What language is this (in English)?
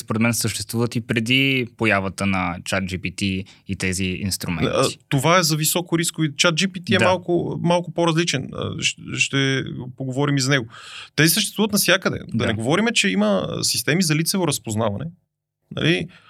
Bulgarian